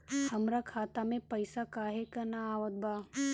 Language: Bhojpuri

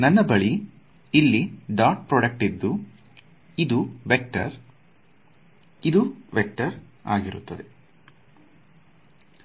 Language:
Kannada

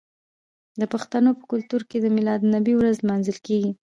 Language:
Pashto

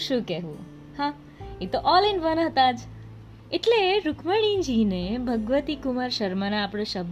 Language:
Gujarati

